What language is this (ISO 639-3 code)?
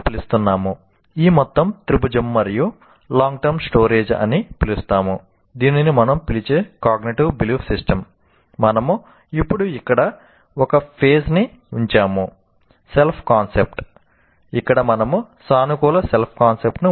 tel